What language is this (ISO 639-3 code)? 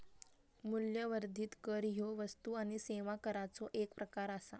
mar